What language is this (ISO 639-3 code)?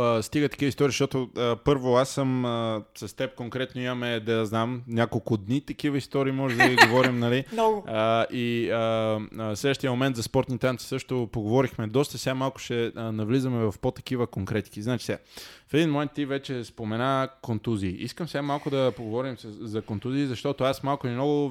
bul